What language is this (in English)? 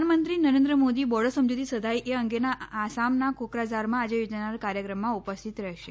Gujarati